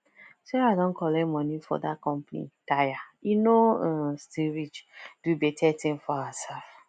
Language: Nigerian Pidgin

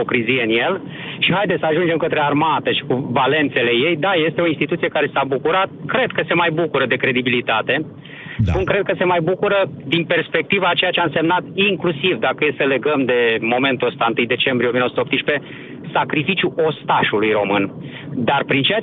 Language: Romanian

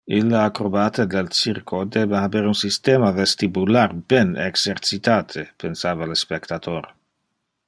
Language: Interlingua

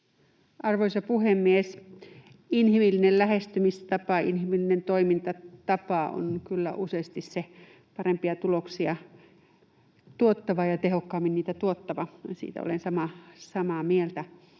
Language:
Finnish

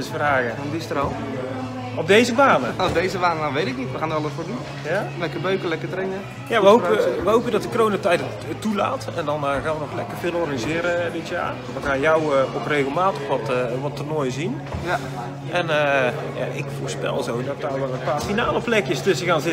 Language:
Dutch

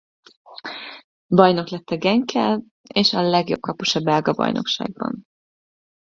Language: Hungarian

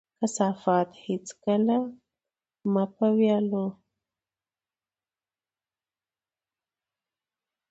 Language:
Pashto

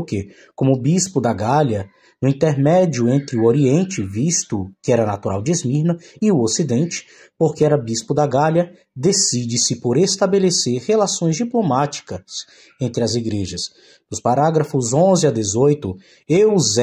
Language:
Portuguese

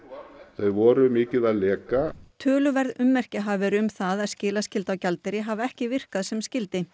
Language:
Icelandic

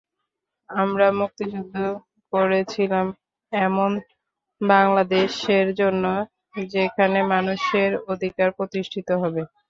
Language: Bangla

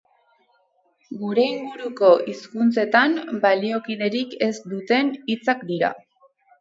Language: Basque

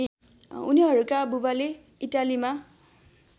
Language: Nepali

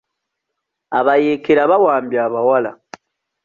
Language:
Ganda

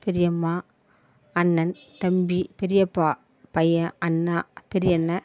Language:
Tamil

